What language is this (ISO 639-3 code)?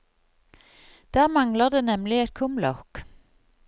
nor